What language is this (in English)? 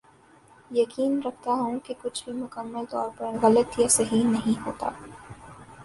Urdu